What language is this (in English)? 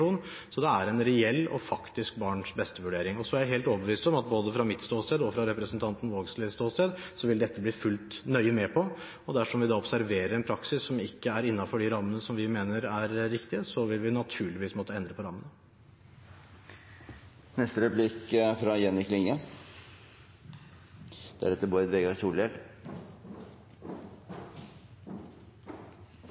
Norwegian